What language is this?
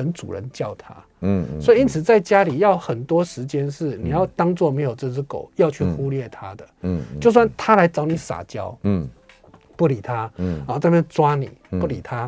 Chinese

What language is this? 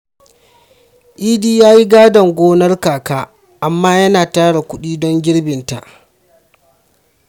Hausa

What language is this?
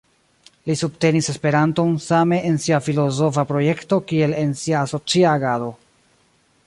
Esperanto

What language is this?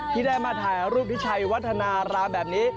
Thai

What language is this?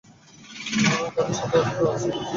Bangla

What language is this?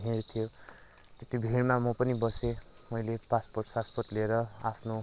Nepali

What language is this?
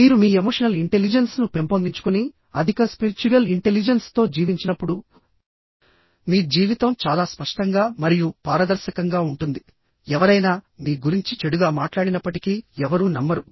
Telugu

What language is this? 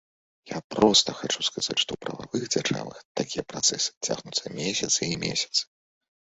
Belarusian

